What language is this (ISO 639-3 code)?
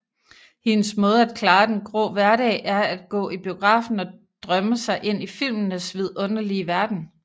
dan